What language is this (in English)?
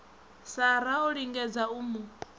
Venda